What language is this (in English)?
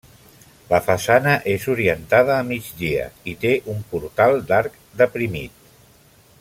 Catalan